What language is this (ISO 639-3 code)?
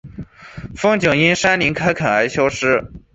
zho